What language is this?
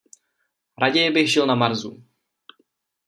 Czech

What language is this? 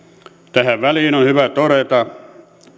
Finnish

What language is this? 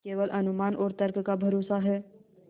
Hindi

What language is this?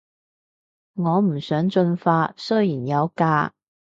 Cantonese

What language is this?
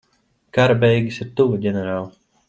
Latvian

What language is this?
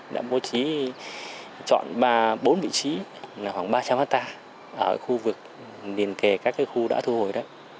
Vietnamese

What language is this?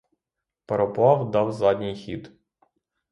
Ukrainian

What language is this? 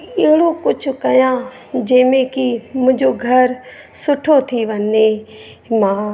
Sindhi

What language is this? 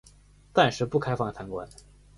Chinese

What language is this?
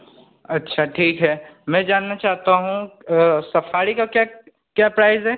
Hindi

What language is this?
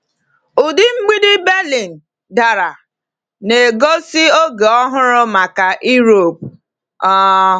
Igbo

